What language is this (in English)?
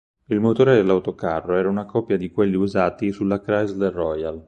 Italian